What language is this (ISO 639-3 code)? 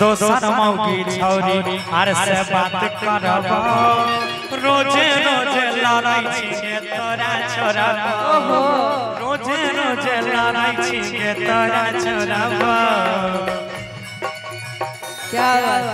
hin